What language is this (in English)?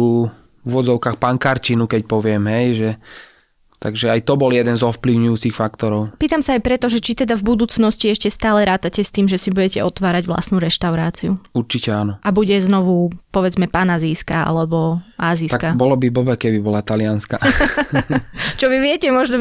Slovak